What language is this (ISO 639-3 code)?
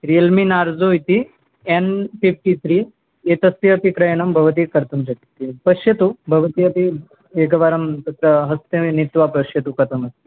san